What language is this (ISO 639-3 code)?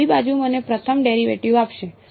guj